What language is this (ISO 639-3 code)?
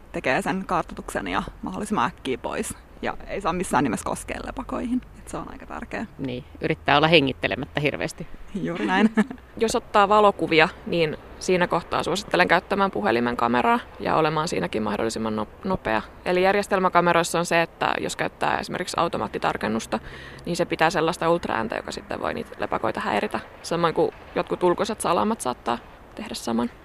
fin